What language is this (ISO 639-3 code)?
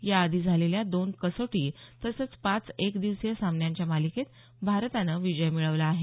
mar